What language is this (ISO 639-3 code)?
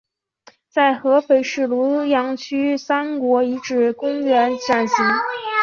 zho